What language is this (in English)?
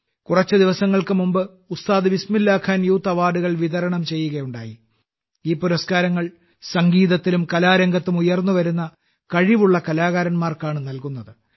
Malayalam